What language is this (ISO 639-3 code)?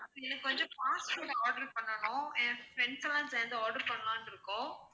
tam